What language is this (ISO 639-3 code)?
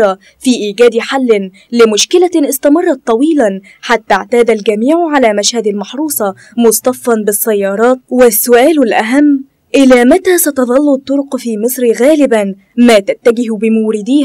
ara